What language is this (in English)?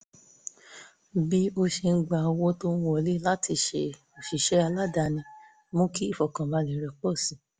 Yoruba